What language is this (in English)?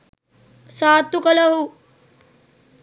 Sinhala